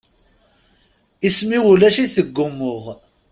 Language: Kabyle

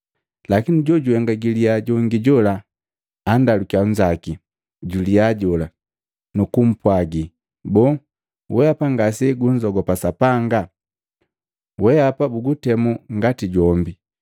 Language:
Matengo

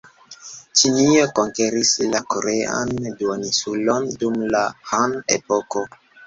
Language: Esperanto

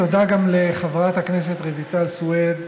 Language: Hebrew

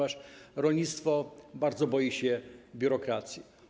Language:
Polish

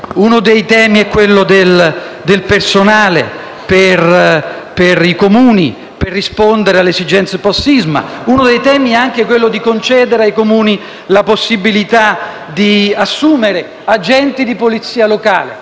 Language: Italian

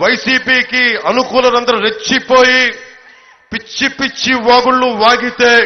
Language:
Telugu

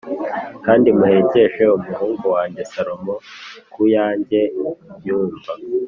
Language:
Kinyarwanda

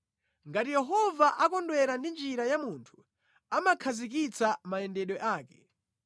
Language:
Nyanja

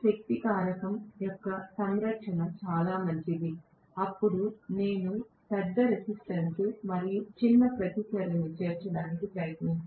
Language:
Telugu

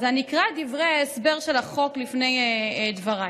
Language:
Hebrew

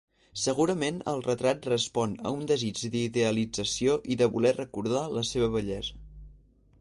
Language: Catalan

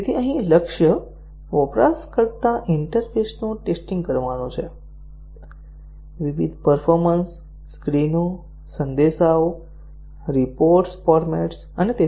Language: Gujarati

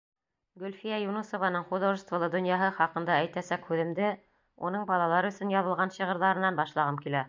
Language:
Bashkir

